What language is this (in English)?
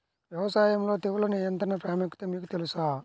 Telugu